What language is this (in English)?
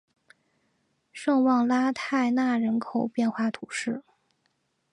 Chinese